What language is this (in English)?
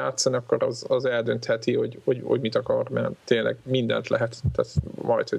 Hungarian